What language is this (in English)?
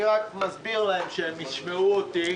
Hebrew